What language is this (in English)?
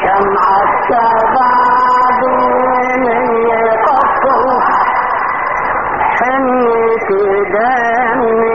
Arabic